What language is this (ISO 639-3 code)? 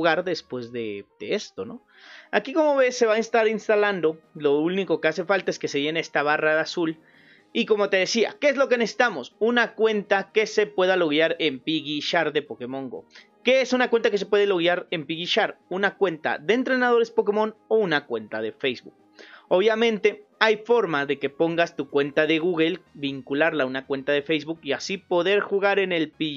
spa